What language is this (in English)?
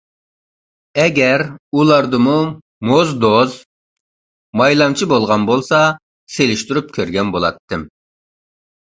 Uyghur